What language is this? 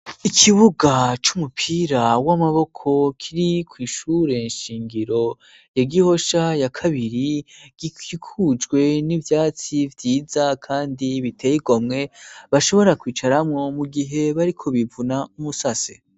Rundi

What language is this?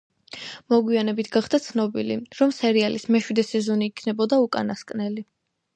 Georgian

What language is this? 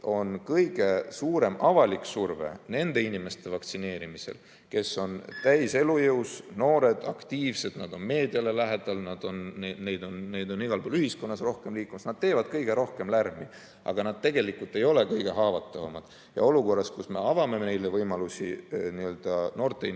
Estonian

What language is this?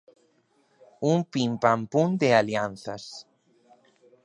Galician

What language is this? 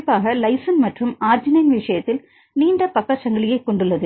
Tamil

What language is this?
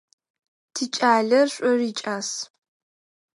Adyghe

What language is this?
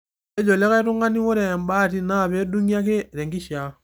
Masai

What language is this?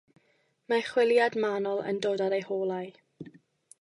Welsh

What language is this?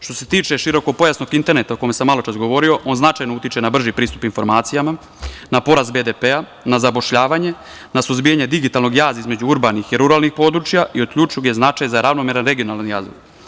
Serbian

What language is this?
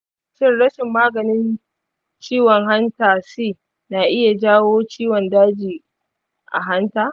Hausa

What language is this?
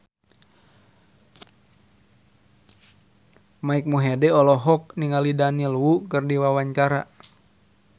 Sundanese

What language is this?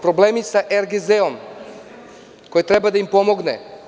Serbian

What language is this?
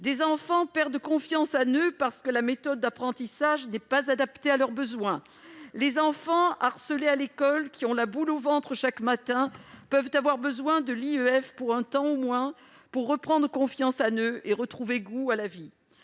French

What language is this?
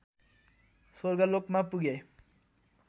Nepali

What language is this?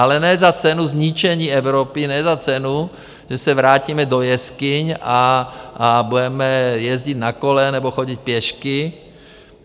Czech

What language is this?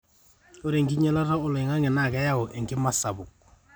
Masai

